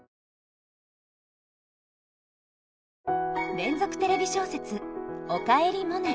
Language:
Japanese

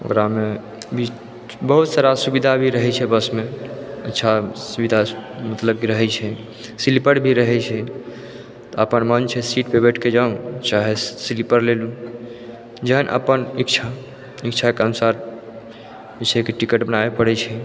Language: Maithili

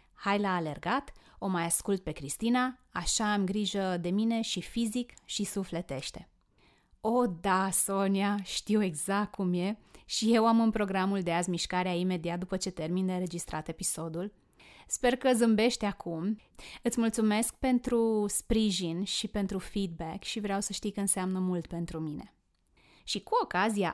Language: Romanian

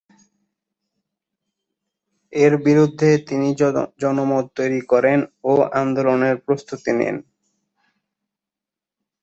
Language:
Bangla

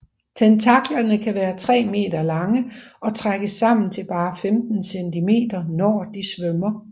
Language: Danish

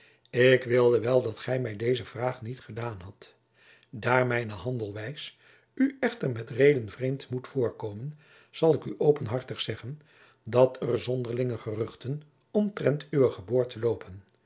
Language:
Dutch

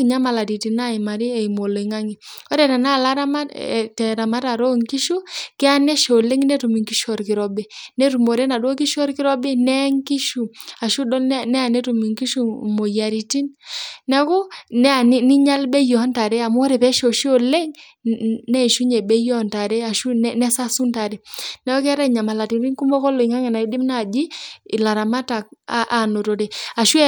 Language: Masai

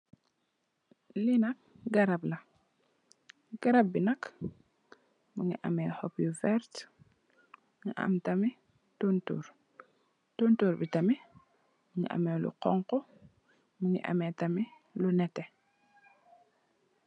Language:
Wolof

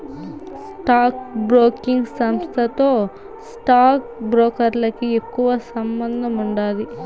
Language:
Telugu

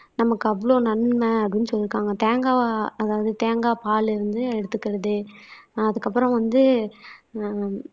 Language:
Tamil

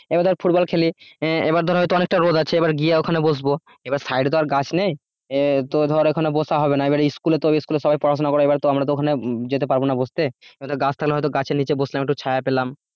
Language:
Bangla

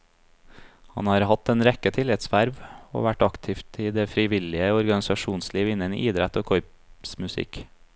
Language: Norwegian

